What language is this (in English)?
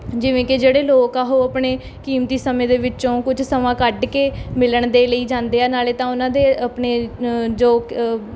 Punjabi